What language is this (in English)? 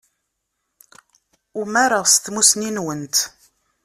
Kabyle